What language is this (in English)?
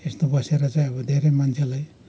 Nepali